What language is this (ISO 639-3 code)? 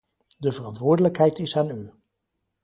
nld